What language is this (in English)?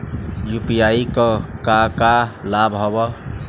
Bhojpuri